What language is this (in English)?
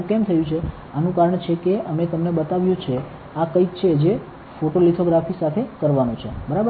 Gujarati